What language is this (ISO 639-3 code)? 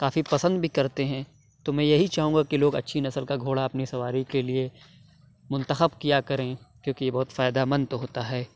urd